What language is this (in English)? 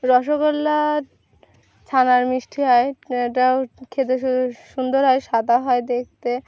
Bangla